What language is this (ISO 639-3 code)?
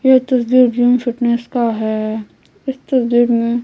hin